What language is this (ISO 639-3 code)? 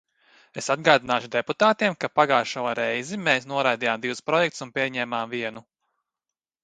lav